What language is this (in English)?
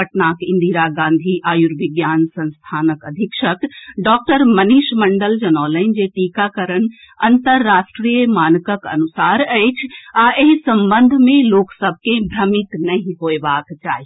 Maithili